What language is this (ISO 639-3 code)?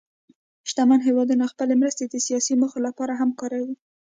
pus